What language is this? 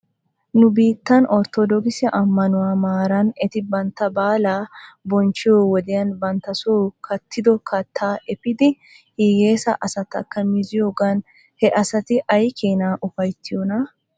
Wolaytta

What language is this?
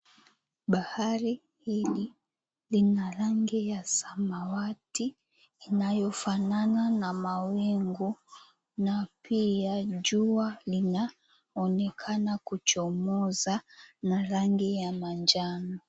Swahili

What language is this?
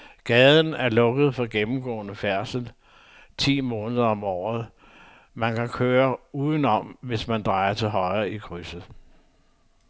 Danish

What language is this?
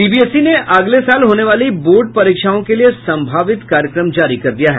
Hindi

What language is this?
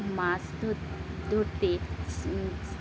Bangla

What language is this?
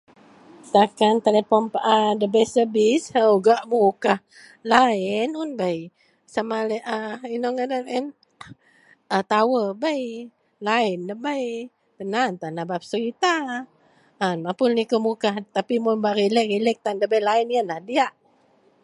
Central Melanau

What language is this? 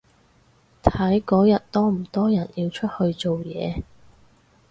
Cantonese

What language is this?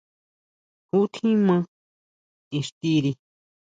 Huautla Mazatec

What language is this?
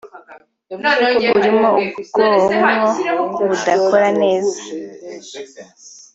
Kinyarwanda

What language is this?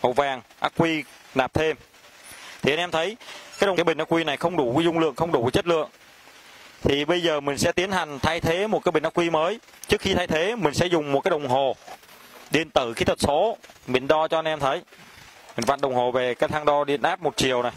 Vietnamese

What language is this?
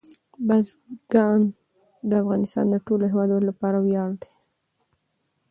Pashto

